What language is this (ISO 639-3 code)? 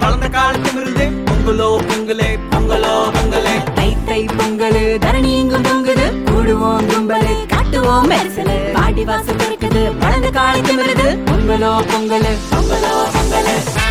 tam